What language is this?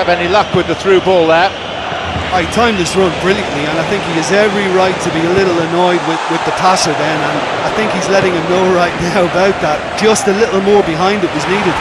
English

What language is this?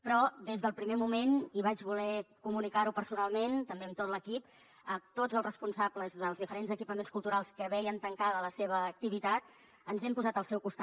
Catalan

